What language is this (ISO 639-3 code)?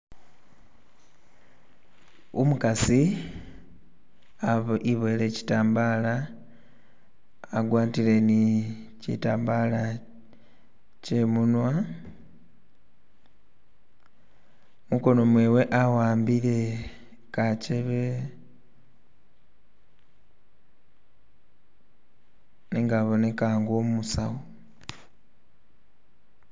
myx